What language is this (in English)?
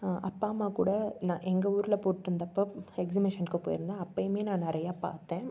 Tamil